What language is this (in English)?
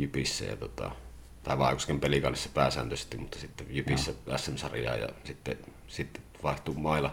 Finnish